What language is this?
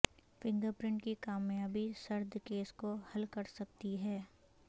Urdu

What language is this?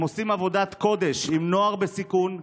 Hebrew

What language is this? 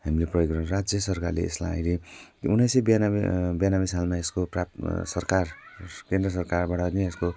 Nepali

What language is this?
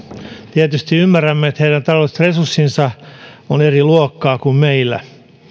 Finnish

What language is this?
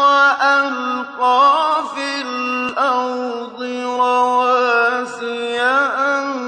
Arabic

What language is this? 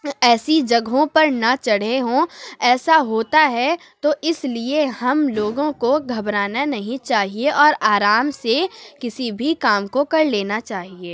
Urdu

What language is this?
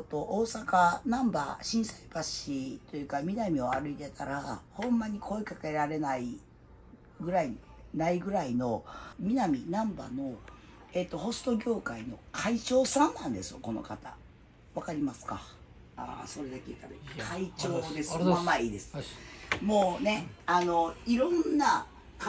Japanese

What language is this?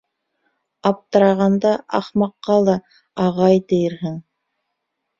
Bashkir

